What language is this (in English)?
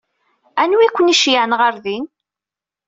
Kabyle